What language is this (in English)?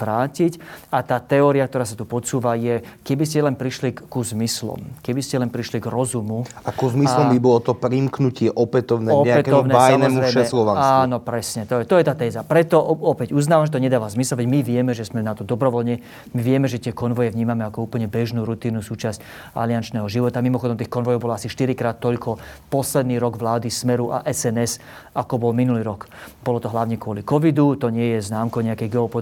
Slovak